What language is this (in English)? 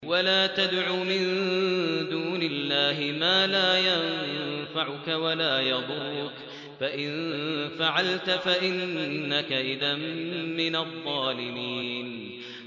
Arabic